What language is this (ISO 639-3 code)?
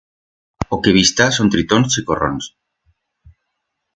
arg